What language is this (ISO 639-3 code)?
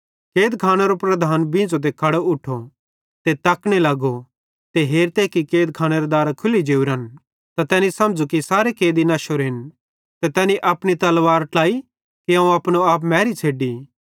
bhd